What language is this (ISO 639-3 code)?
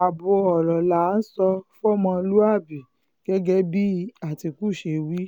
yor